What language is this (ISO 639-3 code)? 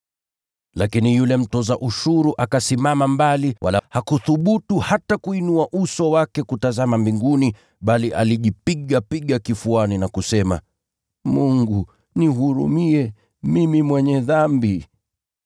swa